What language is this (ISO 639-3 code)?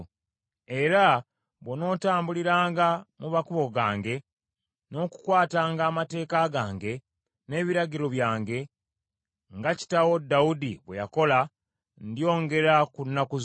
lug